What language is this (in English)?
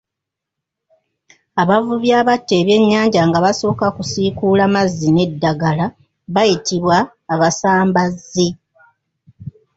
Ganda